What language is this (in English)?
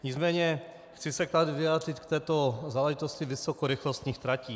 Czech